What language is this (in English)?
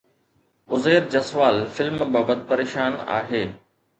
Sindhi